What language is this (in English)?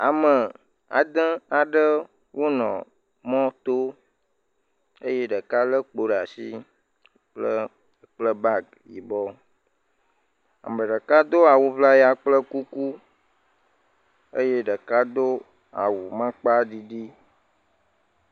Ewe